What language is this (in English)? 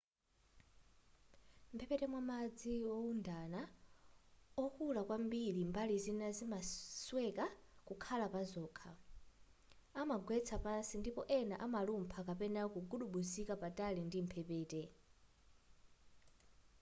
Nyanja